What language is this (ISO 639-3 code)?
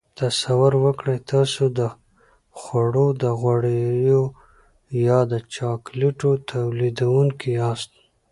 pus